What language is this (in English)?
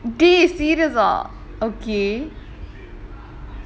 English